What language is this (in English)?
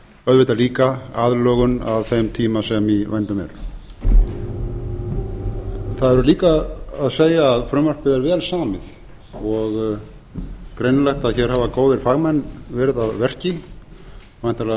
Icelandic